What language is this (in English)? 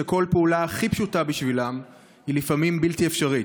Hebrew